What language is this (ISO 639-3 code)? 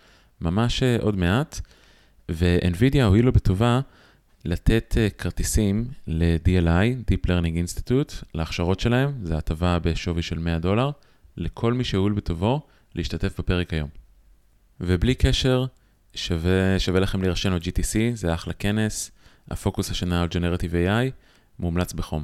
heb